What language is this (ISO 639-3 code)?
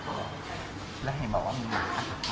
tha